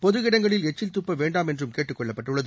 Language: Tamil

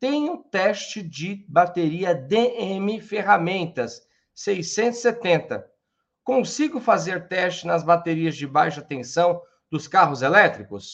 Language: Portuguese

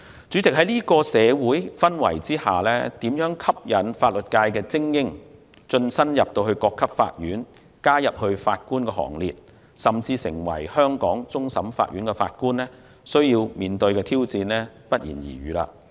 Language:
Cantonese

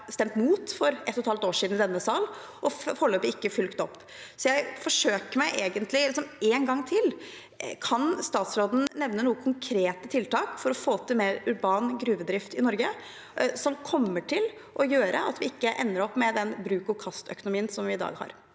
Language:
Norwegian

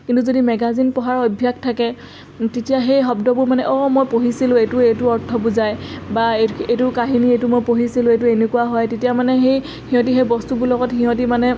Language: Assamese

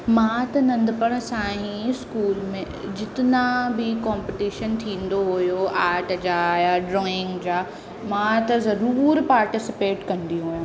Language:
Sindhi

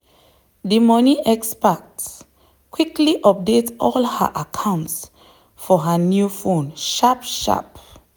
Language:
Nigerian Pidgin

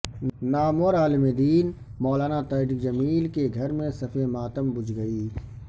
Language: Urdu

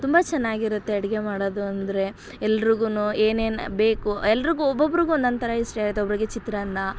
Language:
Kannada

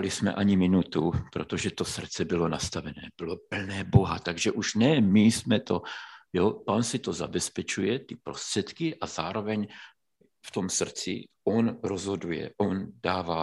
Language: Czech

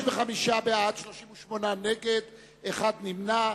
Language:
Hebrew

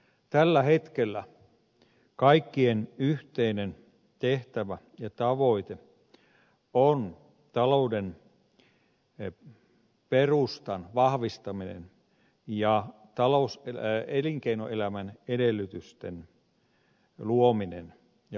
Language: Finnish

